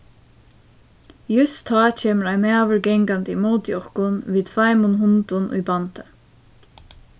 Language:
Faroese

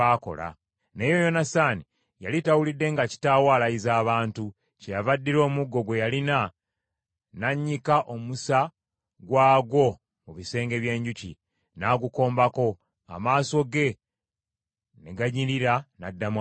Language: Ganda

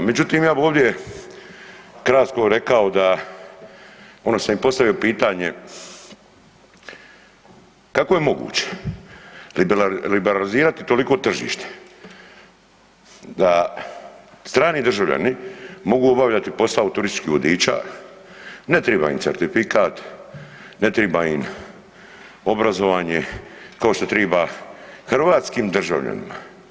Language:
Croatian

